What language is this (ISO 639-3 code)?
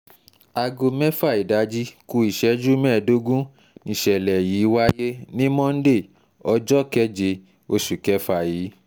yor